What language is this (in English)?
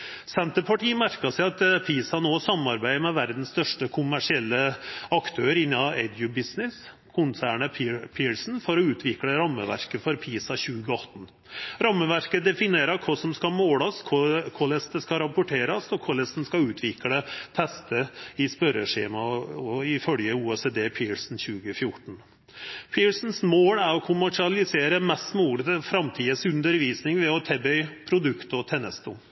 Norwegian Nynorsk